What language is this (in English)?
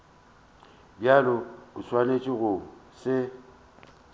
Northern Sotho